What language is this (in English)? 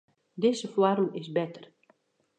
Western Frisian